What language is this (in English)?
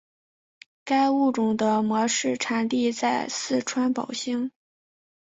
Chinese